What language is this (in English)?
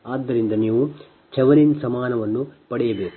Kannada